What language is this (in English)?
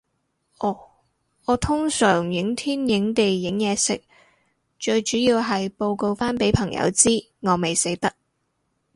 Cantonese